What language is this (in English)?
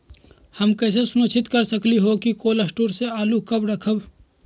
Magahi